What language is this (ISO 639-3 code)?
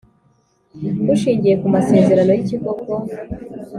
kin